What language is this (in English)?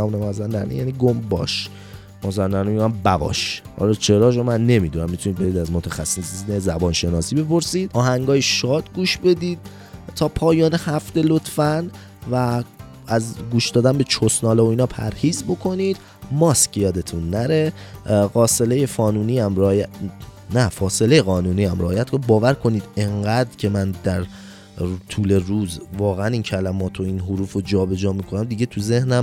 Persian